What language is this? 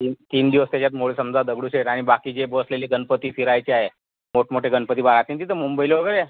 Marathi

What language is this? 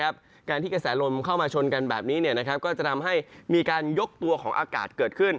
Thai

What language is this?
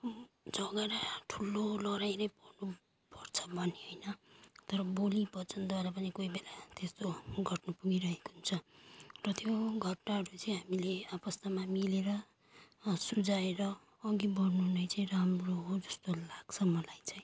Nepali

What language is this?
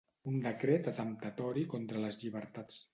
Catalan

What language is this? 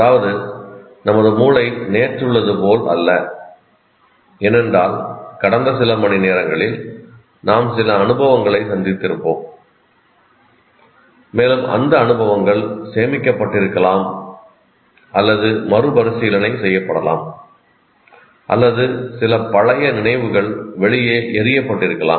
Tamil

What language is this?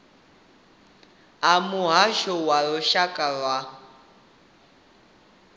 Venda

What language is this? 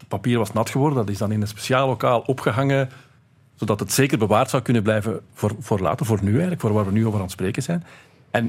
Dutch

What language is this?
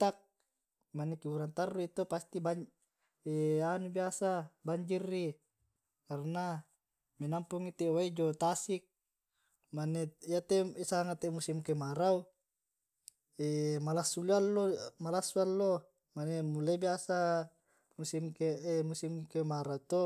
Tae'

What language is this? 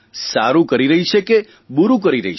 Gujarati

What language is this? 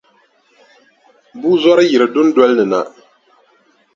Dagbani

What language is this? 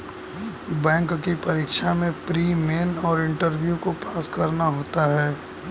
Hindi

